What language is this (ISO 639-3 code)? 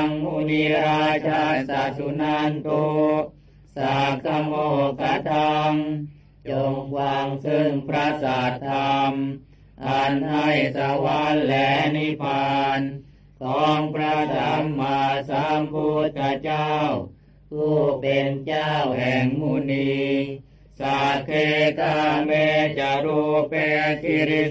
tha